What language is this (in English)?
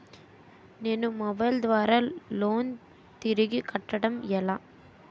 Telugu